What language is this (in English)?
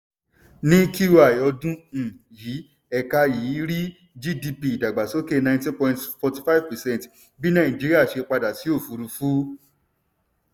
Yoruba